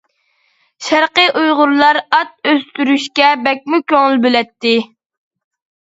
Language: Uyghur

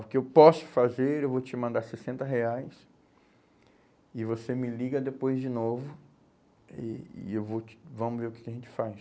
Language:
Portuguese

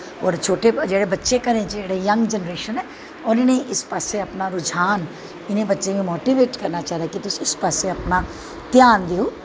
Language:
Dogri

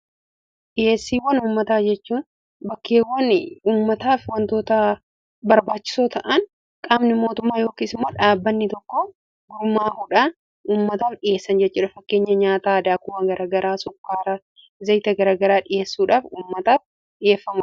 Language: Oromo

